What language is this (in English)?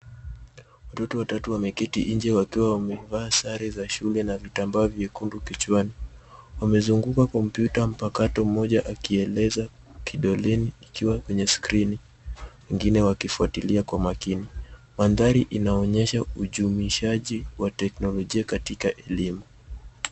Swahili